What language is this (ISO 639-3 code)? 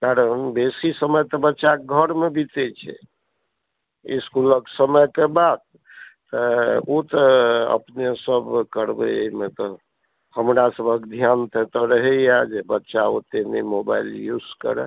mai